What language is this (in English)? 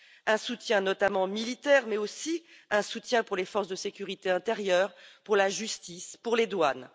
French